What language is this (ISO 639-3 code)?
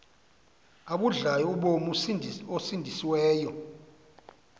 xho